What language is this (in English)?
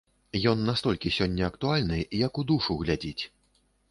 Belarusian